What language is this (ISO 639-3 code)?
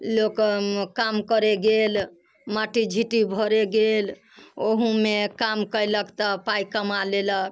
mai